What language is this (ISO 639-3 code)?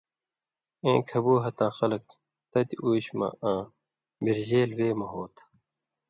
mvy